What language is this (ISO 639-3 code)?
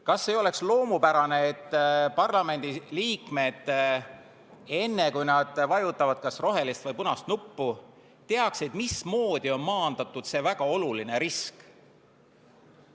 est